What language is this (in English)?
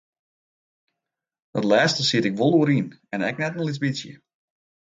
Western Frisian